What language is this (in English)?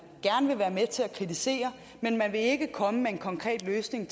Danish